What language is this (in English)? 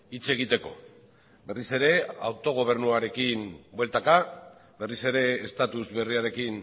Basque